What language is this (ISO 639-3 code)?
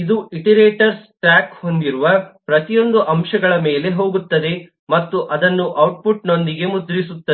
kan